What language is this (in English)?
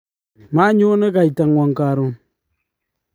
Kalenjin